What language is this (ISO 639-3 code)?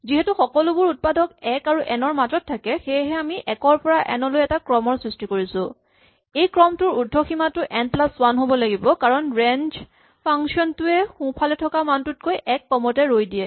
asm